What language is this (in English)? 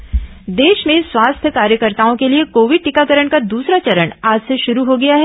Hindi